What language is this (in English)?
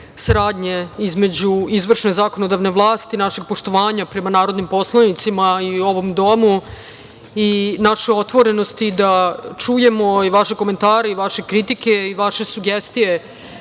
Serbian